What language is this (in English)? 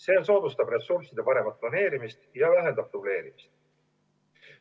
Estonian